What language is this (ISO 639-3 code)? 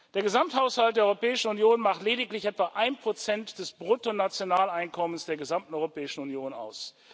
deu